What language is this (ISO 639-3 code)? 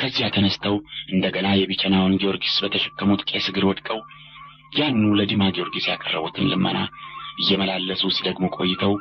ara